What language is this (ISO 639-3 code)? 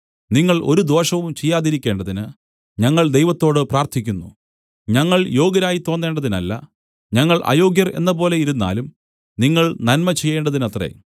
mal